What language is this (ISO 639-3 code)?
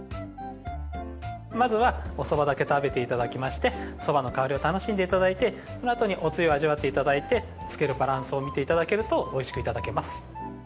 jpn